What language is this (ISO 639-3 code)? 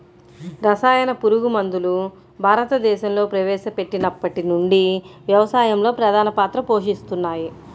tel